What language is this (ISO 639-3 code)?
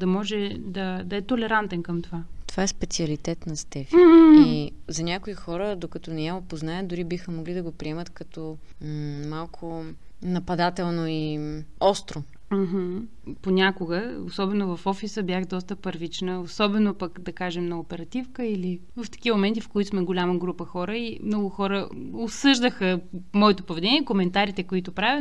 bul